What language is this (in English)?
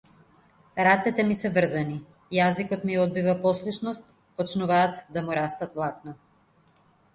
Macedonian